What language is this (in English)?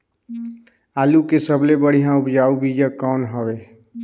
Chhattisgarhi